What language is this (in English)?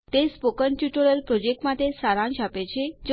Gujarati